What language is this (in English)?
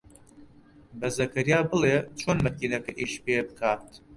Central Kurdish